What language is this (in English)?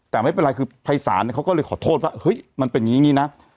Thai